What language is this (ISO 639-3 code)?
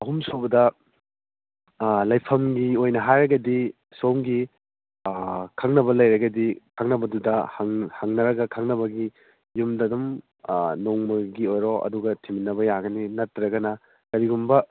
mni